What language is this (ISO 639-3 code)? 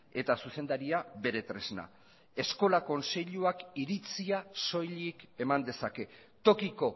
eus